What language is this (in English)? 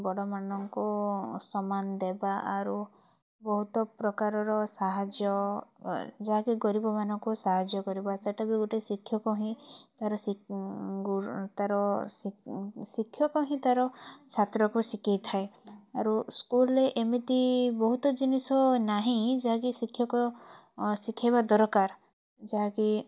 Odia